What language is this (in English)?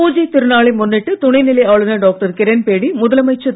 Tamil